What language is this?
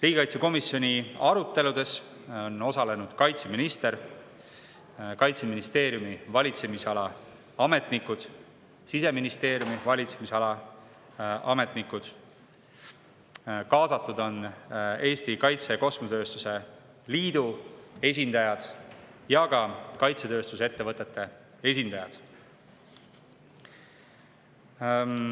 Estonian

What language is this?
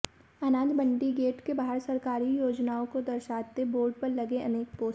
Hindi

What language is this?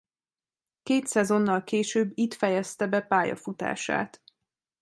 Hungarian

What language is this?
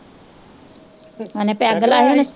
Punjabi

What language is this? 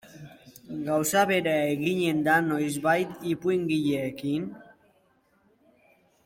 Basque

